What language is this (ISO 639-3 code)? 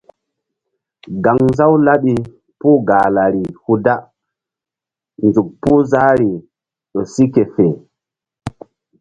mdd